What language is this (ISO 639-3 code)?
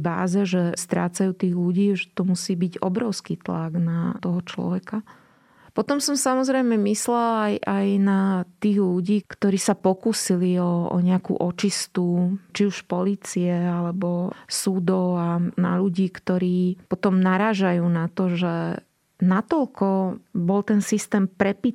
slk